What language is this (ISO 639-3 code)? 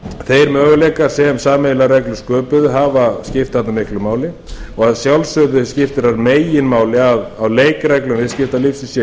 isl